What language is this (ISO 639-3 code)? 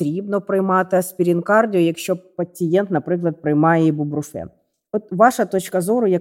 ukr